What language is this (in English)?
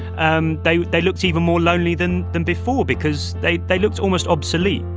English